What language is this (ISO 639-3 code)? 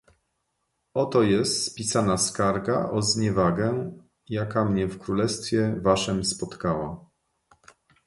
pol